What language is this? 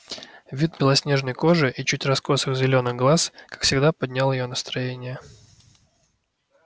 Russian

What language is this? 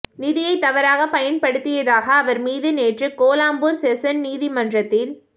Tamil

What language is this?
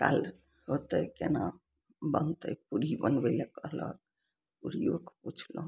Maithili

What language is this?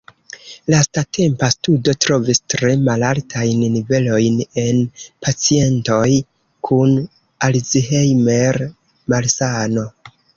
Esperanto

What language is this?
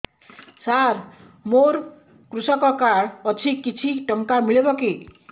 Odia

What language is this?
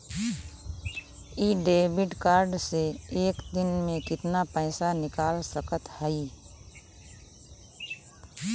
Bhojpuri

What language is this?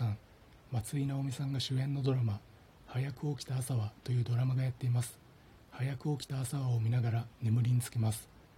Japanese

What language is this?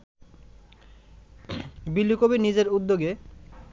Bangla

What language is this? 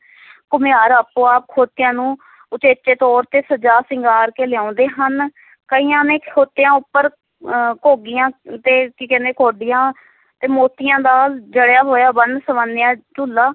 Punjabi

